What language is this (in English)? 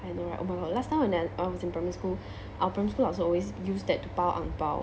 English